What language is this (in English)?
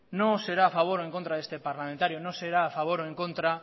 Spanish